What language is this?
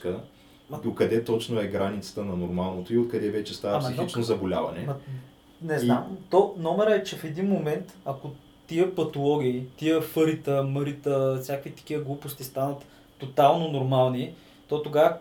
Bulgarian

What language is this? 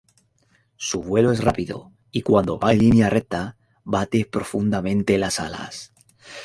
Spanish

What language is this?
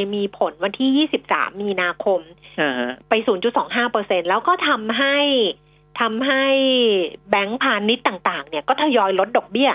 Thai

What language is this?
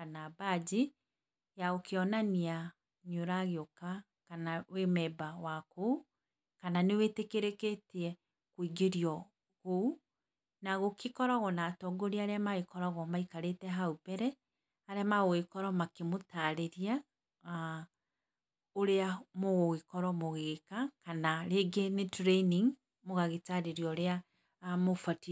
Kikuyu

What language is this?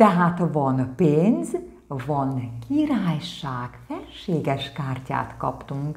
Hungarian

